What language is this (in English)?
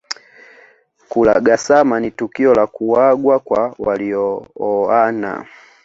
Swahili